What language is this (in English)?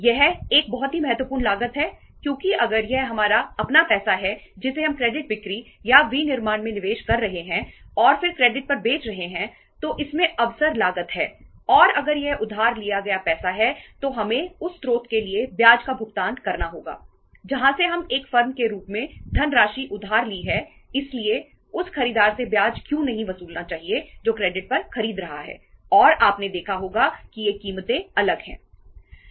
Hindi